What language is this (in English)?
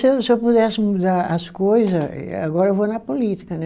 Portuguese